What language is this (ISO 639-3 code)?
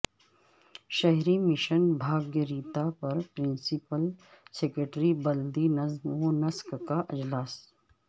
urd